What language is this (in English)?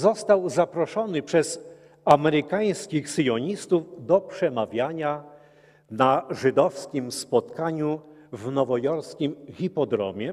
Polish